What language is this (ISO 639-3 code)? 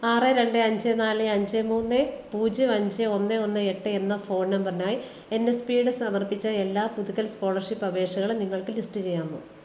mal